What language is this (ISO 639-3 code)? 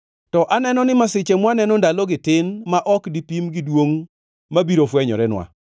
luo